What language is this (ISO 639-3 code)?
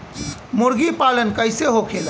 bho